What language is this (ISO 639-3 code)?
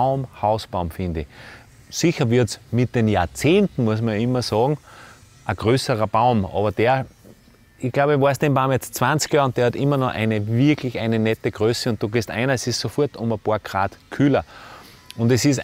deu